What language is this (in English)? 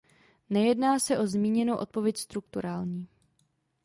Czech